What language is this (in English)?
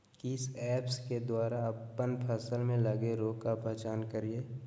Magahi